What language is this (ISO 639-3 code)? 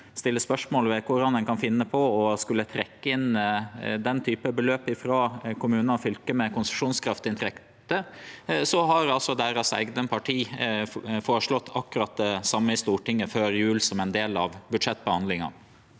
nor